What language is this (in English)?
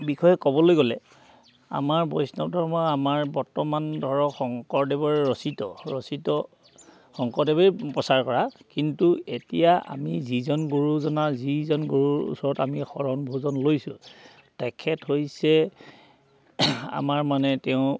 Assamese